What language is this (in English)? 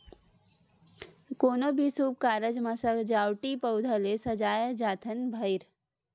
Chhattisgarhi